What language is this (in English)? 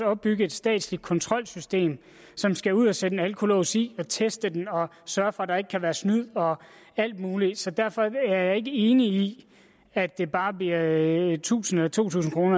Danish